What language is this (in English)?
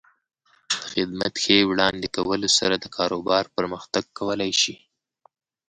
Pashto